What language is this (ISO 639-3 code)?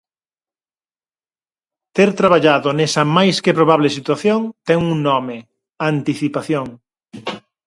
glg